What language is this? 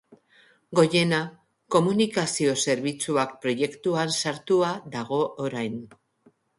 Basque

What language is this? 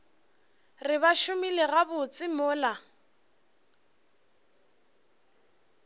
Northern Sotho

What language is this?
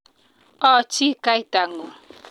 Kalenjin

